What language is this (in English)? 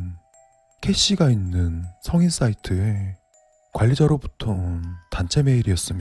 Korean